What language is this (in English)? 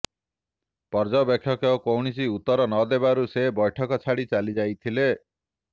Odia